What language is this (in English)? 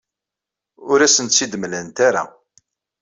Kabyle